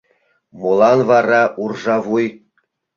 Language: Mari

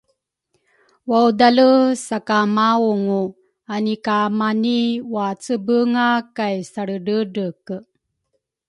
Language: Rukai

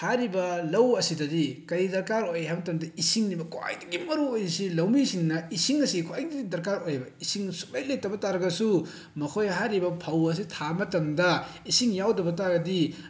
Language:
Manipuri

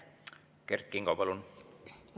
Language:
Estonian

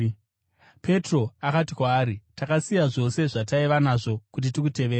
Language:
Shona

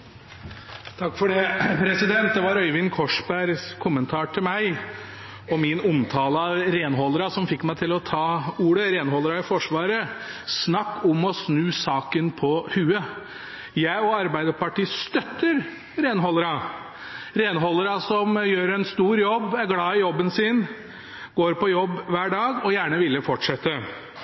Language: Norwegian Bokmål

